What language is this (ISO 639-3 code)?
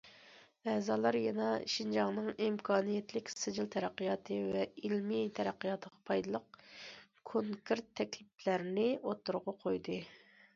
uig